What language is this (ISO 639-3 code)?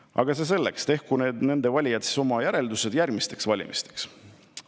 est